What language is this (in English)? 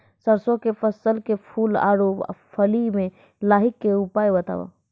Maithili